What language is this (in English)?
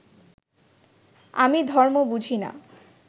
Bangla